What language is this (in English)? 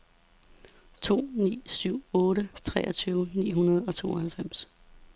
Danish